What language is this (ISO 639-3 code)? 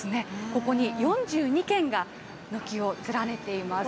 jpn